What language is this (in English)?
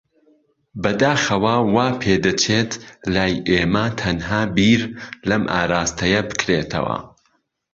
Central Kurdish